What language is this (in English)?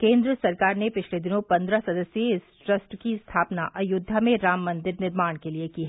Hindi